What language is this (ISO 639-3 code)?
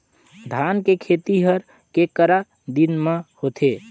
hne